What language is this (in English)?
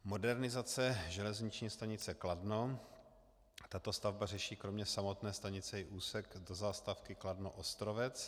Czech